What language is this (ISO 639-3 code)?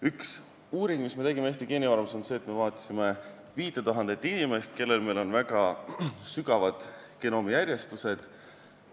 est